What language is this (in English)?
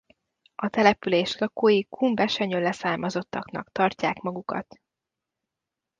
Hungarian